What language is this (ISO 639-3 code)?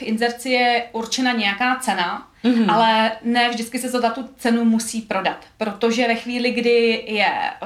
ces